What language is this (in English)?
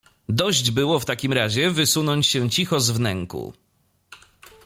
Polish